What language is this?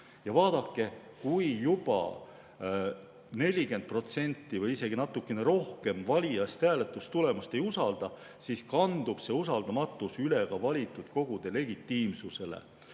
Estonian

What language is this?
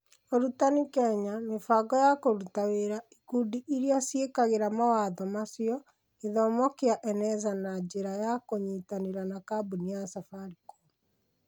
Kikuyu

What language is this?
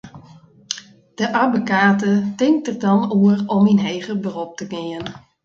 Western Frisian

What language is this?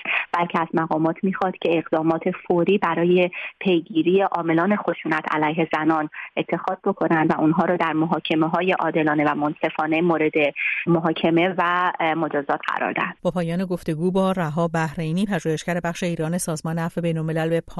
Persian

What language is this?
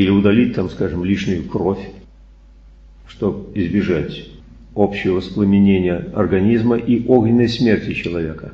Russian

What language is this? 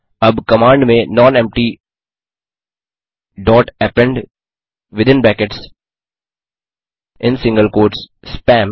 Hindi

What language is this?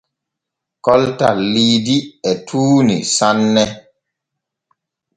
Borgu Fulfulde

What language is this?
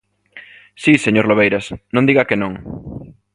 Galician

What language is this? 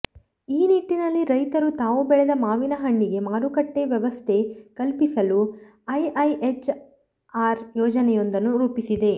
Kannada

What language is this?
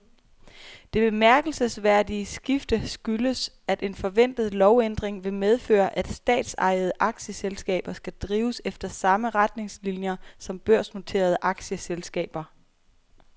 Danish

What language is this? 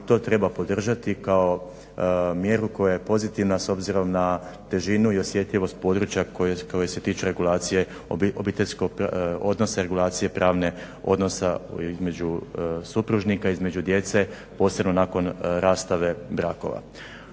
Croatian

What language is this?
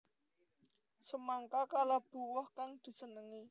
Javanese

